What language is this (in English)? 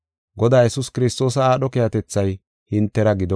Gofa